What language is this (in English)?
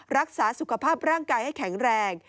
Thai